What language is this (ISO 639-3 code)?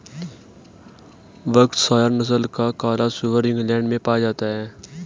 hin